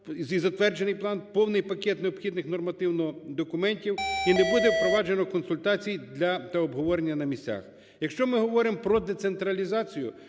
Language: Ukrainian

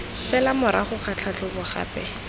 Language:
Tswana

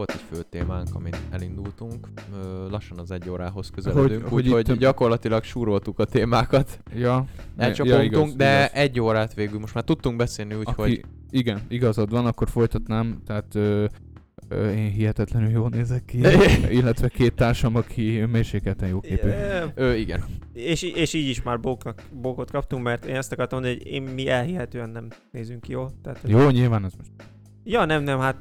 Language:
Hungarian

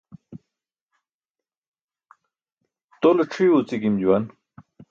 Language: Burushaski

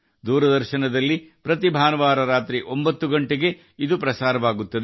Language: Kannada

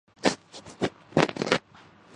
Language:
Urdu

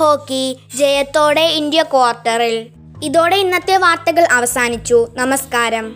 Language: Malayalam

